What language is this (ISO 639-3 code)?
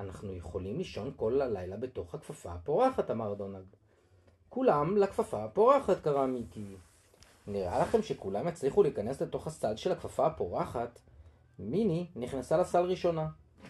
heb